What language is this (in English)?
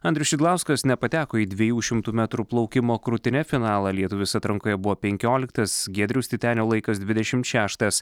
Lithuanian